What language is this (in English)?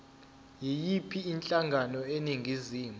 Zulu